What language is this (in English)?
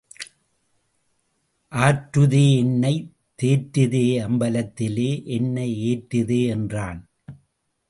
Tamil